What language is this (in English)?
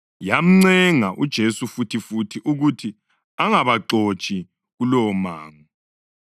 North Ndebele